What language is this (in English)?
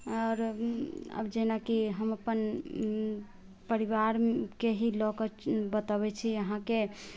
Maithili